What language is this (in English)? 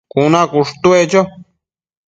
Matsés